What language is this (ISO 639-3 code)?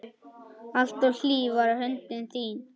isl